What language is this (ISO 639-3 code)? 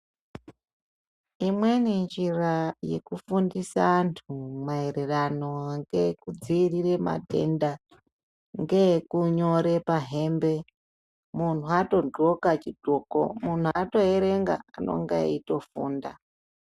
ndc